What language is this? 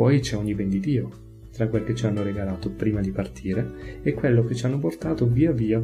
Italian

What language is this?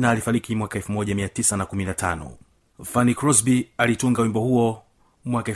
Swahili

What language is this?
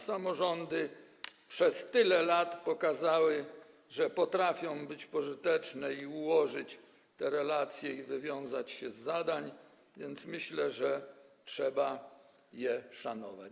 Polish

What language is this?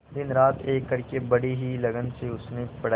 Hindi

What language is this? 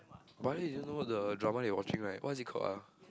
English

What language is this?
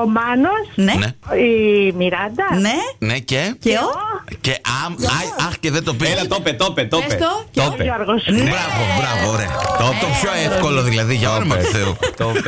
Greek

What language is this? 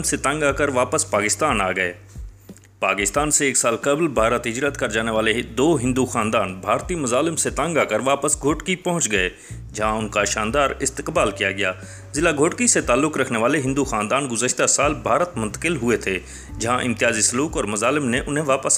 Urdu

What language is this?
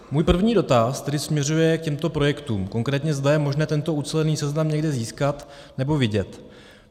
Czech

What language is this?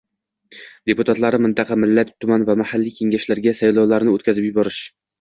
Uzbek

